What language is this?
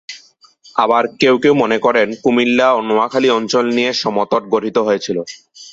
Bangla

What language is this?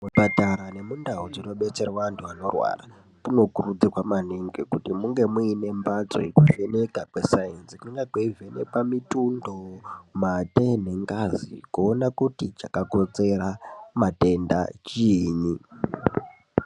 Ndau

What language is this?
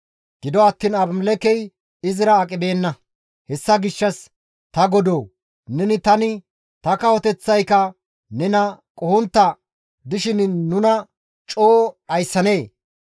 Gamo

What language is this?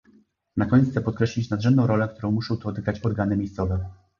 Polish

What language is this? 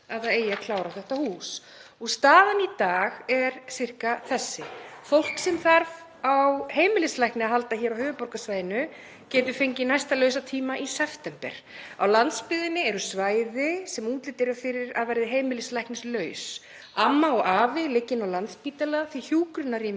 Icelandic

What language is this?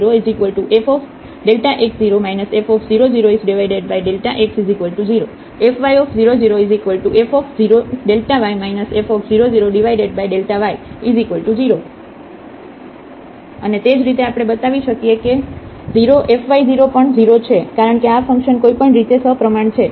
Gujarati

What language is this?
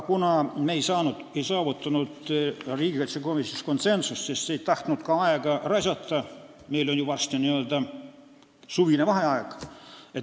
Estonian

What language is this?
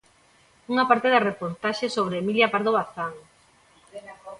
Galician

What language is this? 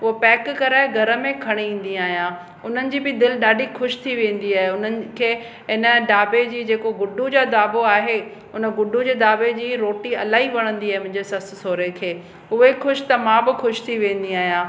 Sindhi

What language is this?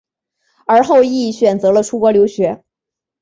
Chinese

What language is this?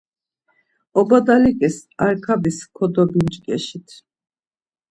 Laz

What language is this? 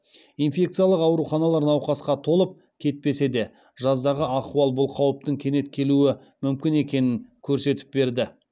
Kazakh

